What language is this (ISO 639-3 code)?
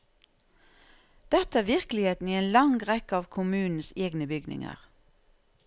nor